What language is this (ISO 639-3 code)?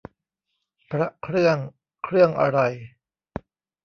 tha